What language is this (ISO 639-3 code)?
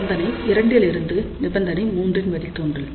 tam